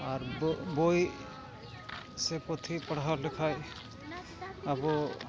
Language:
Santali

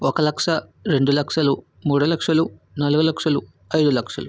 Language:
Telugu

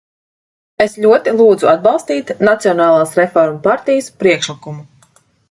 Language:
Latvian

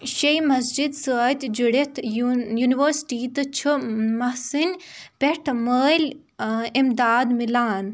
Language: Kashmiri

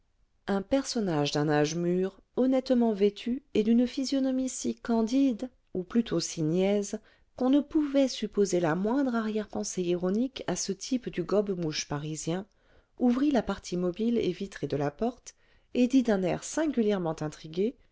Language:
French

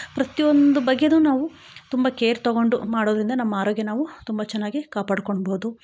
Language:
Kannada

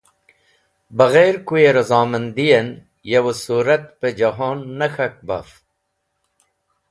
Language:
Wakhi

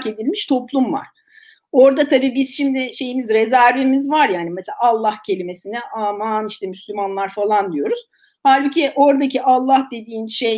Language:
Turkish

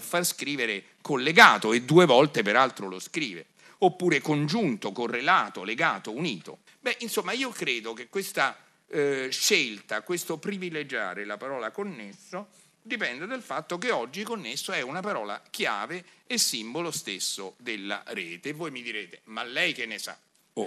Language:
Italian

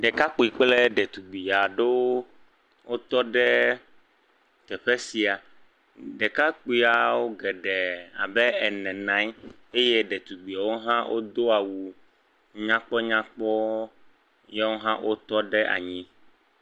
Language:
Ewe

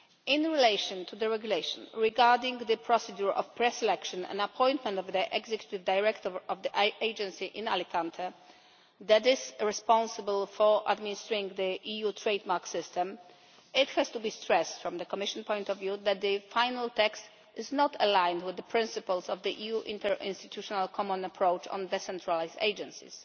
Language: English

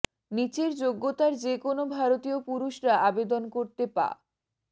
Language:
Bangla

